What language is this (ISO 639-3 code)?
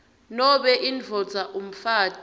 ssw